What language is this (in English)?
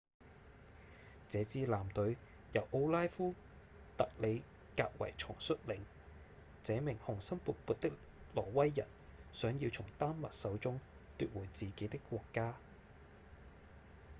Cantonese